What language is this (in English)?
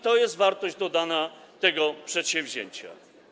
Polish